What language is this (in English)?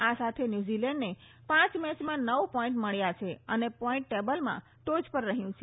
Gujarati